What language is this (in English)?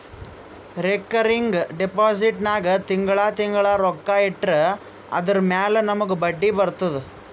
Kannada